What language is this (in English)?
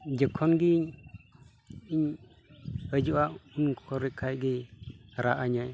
Santali